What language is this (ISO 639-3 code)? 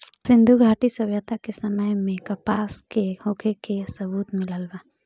bho